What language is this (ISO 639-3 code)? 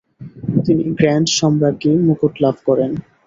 ben